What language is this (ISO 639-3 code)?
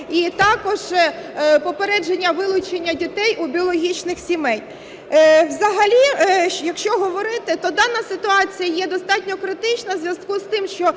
ukr